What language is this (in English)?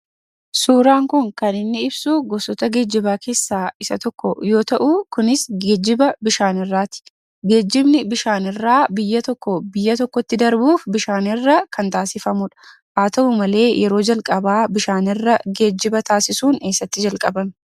Oromo